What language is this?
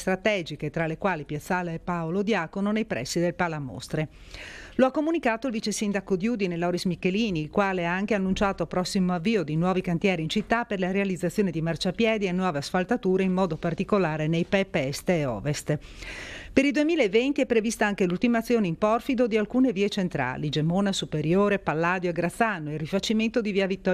Italian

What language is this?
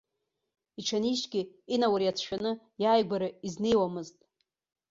Abkhazian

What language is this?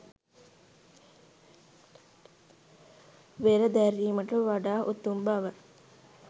Sinhala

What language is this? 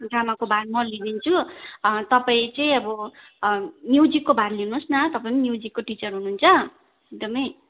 Nepali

